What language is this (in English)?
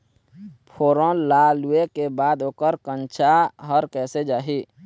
Chhattisgarhi